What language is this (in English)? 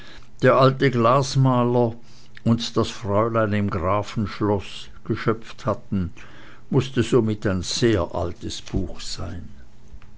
German